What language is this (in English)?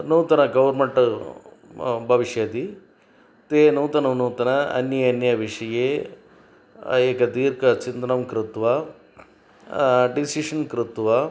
Sanskrit